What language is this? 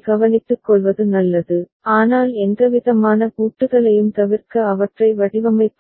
Tamil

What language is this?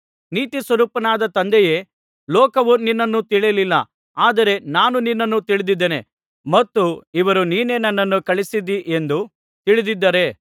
Kannada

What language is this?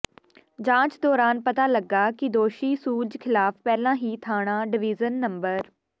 Punjabi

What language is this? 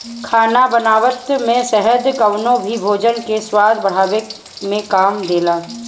Bhojpuri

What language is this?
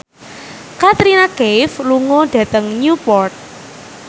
Javanese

